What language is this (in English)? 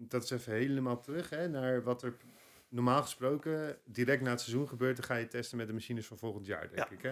Dutch